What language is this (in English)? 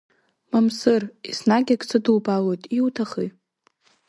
Abkhazian